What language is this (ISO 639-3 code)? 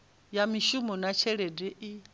ven